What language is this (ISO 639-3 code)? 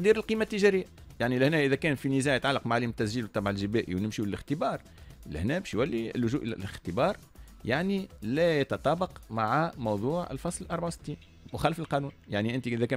ara